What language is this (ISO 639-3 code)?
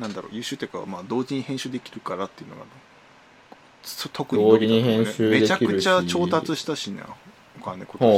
jpn